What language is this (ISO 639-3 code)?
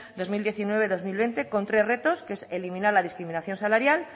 spa